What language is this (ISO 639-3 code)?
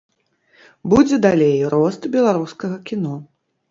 bel